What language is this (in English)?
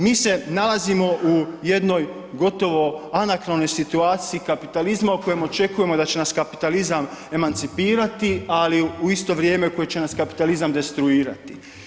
Croatian